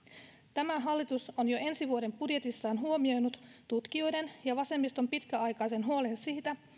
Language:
Finnish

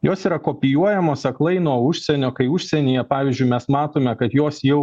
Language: Lithuanian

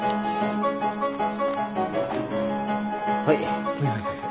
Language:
Japanese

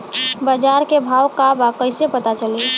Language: Bhojpuri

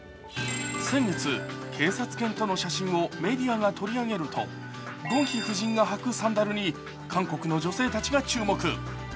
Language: Japanese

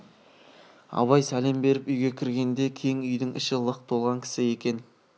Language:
Kazakh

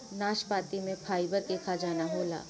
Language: Bhojpuri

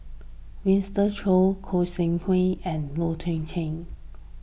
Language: English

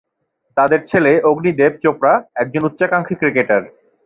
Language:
Bangla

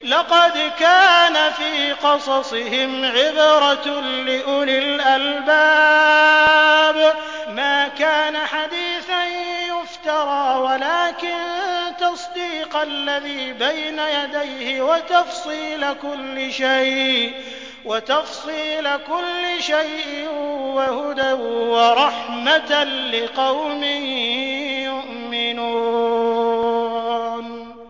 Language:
Arabic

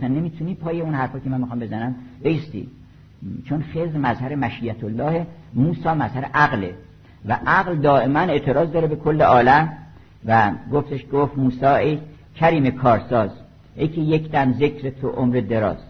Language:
Persian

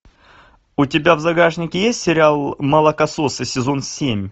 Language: Russian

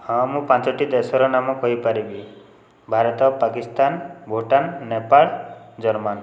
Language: Odia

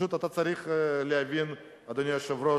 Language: Hebrew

